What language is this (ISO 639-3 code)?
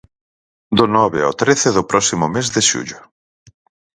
glg